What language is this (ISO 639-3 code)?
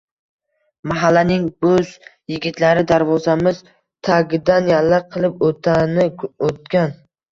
uzb